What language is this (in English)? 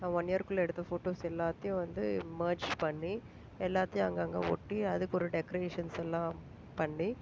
Tamil